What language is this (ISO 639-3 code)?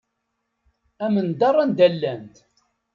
kab